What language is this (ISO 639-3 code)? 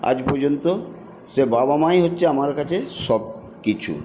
ben